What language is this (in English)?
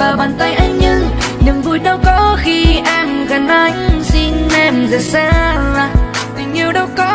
Hausa